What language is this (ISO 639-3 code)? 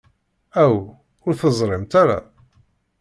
kab